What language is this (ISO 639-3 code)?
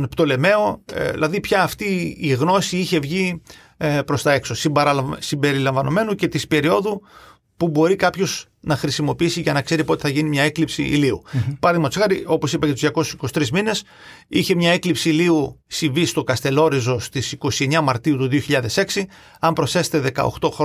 ell